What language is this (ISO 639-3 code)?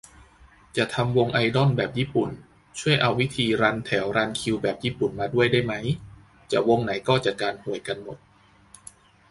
tha